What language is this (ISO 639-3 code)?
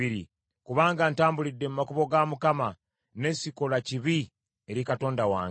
lug